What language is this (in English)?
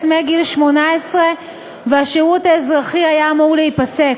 Hebrew